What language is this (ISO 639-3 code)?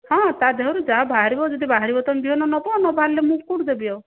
ori